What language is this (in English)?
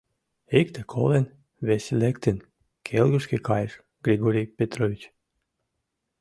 Mari